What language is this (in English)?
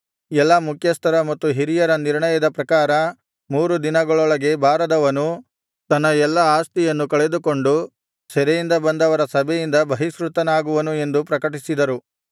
Kannada